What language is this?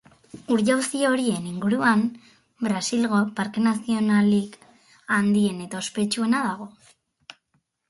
Basque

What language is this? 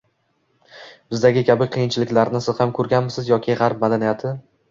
Uzbek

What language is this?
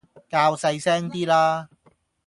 Cantonese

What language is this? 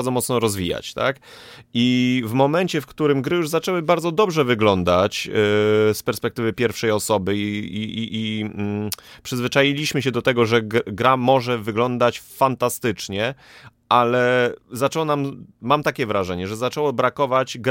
Polish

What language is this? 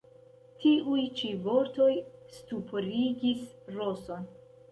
Esperanto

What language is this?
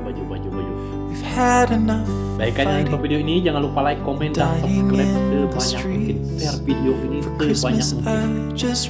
Indonesian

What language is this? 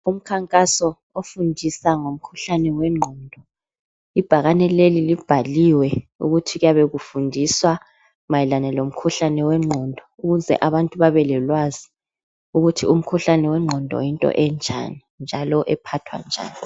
North Ndebele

